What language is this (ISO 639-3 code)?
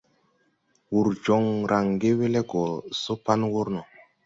tui